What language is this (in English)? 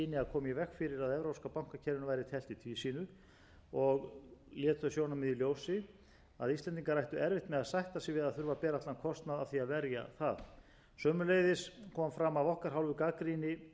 Icelandic